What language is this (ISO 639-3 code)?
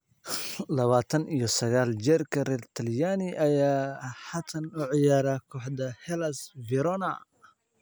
som